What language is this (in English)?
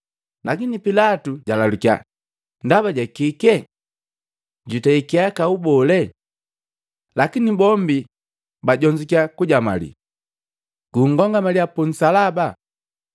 Matengo